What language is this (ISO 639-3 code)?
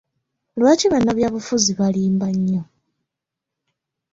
lug